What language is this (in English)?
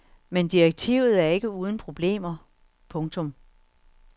Danish